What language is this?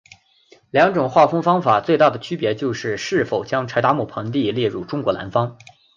Chinese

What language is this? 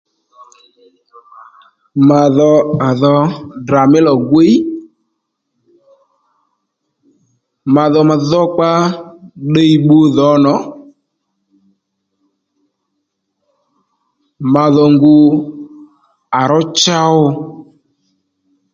Lendu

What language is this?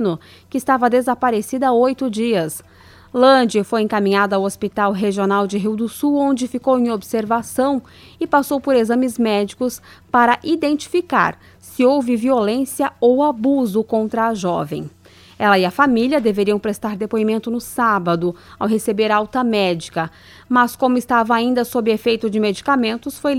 Portuguese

